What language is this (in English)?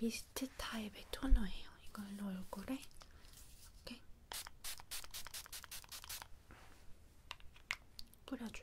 Korean